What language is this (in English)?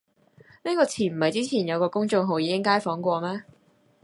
Cantonese